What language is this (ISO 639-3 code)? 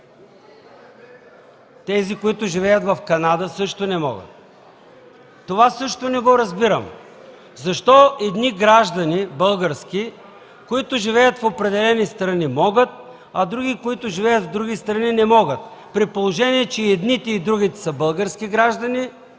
bul